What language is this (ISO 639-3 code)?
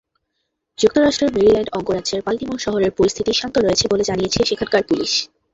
ben